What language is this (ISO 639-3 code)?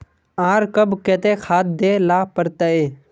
mag